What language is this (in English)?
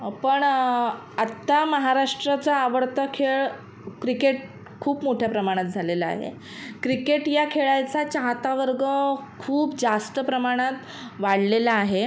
Marathi